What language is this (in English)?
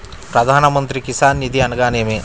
Telugu